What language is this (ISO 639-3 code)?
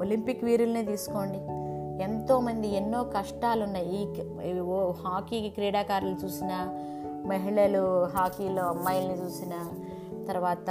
tel